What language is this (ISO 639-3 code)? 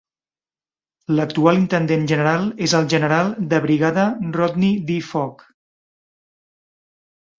cat